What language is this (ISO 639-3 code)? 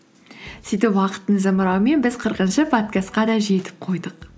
kaz